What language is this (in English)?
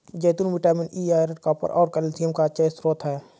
Hindi